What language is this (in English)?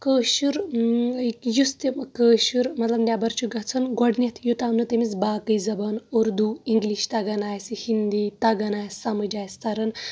Kashmiri